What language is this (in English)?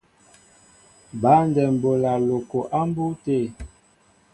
Mbo (Cameroon)